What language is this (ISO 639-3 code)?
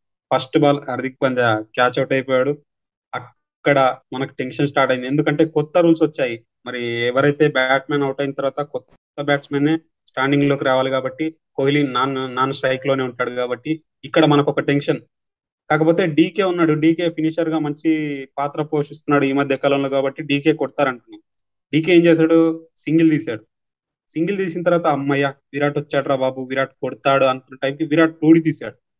tel